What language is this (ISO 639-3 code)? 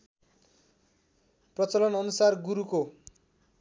nep